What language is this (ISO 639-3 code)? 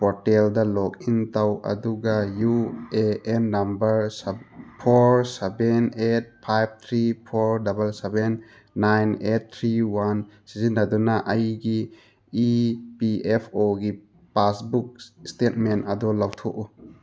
mni